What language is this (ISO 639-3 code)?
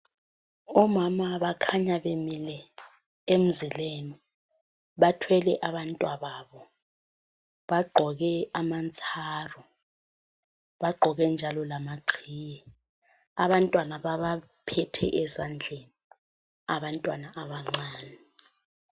nde